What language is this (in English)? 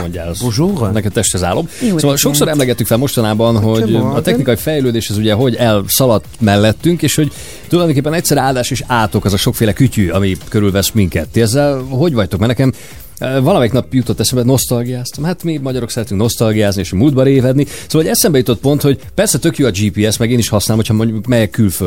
Hungarian